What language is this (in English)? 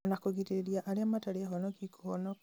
Kikuyu